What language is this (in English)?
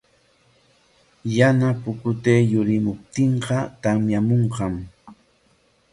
Corongo Ancash Quechua